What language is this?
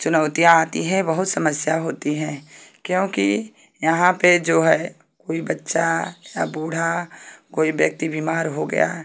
Hindi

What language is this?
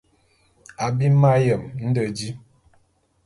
Bulu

